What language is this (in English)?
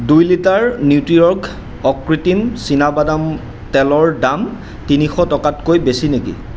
Assamese